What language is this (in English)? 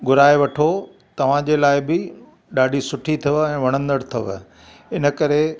Sindhi